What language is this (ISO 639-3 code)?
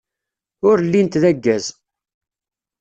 kab